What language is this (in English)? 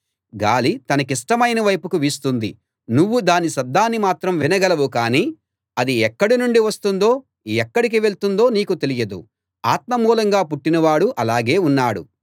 Telugu